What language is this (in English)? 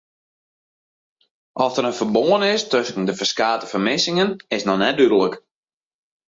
Western Frisian